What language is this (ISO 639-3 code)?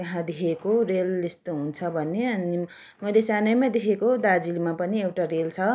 nep